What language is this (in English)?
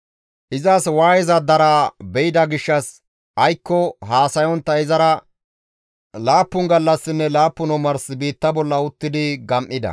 Gamo